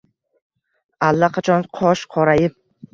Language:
Uzbek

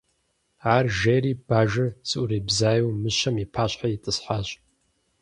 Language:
Kabardian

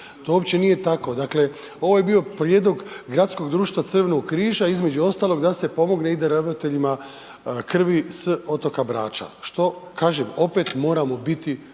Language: Croatian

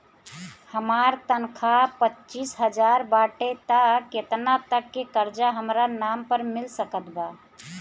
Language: Bhojpuri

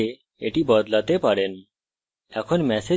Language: Bangla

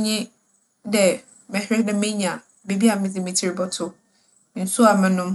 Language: Akan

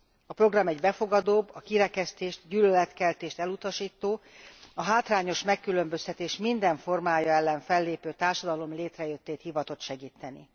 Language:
Hungarian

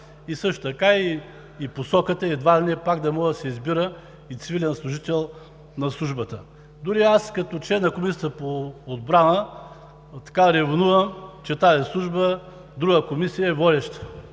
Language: Bulgarian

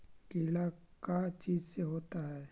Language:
Magahi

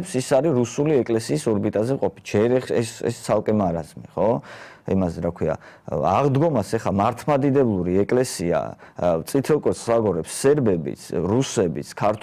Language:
Romanian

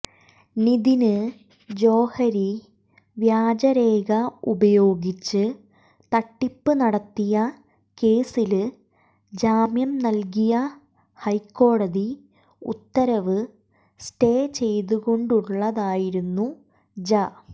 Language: Malayalam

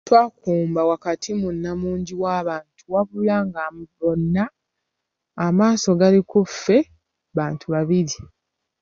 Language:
Ganda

